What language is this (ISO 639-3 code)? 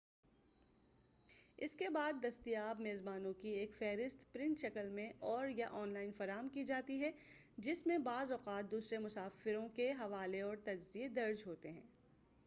urd